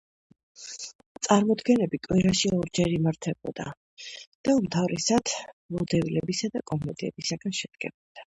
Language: Georgian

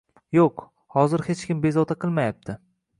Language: Uzbek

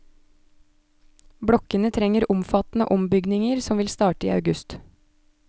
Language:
Norwegian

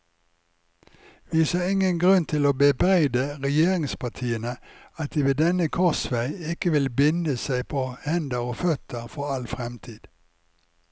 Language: Norwegian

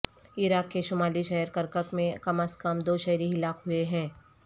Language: Urdu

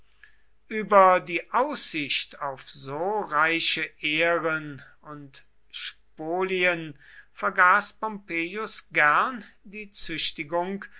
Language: German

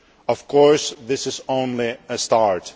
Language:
English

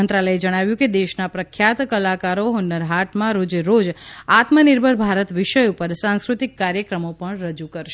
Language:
Gujarati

